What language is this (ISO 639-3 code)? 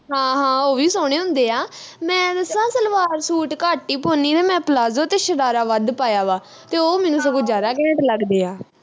pan